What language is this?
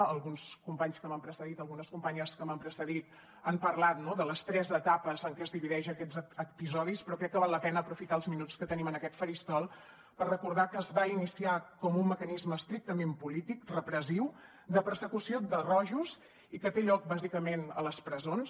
Catalan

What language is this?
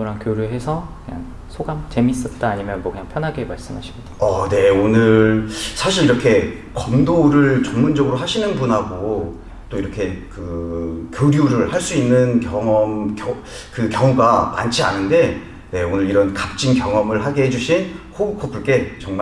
Korean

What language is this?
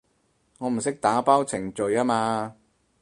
Cantonese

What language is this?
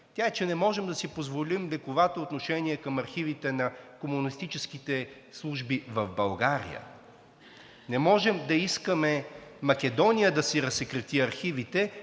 Bulgarian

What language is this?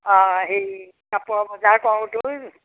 Assamese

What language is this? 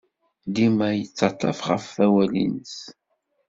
Kabyle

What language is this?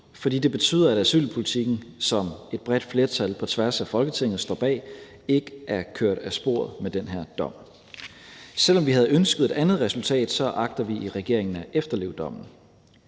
Danish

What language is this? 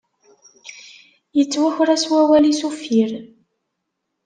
Kabyle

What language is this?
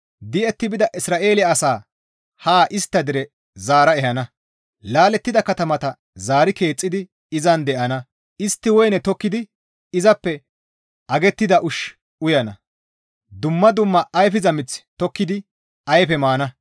Gamo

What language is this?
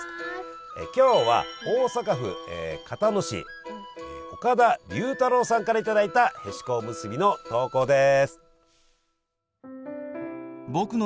Japanese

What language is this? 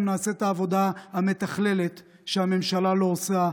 Hebrew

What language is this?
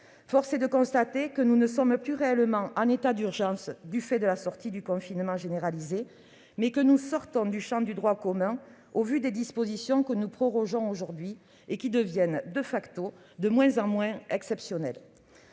French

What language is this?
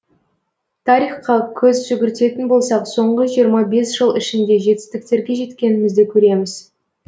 Kazakh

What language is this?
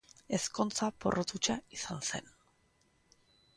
Basque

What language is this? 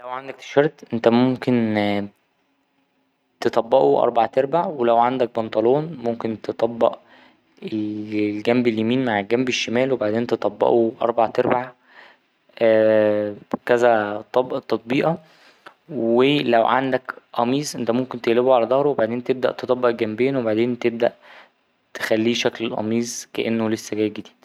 Egyptian Arabic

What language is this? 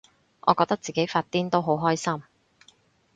Cantonese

